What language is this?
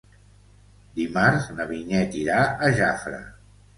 Catalan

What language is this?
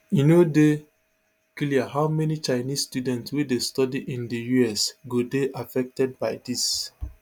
Nigerian Pidgin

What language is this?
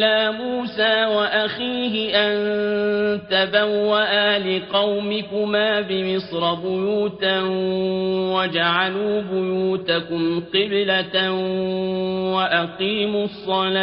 Arabic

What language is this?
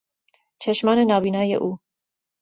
Persian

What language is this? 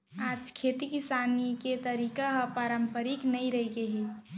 Chhattisgarhi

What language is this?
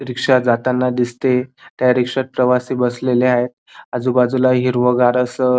Marathi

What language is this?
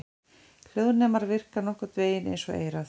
Icelandic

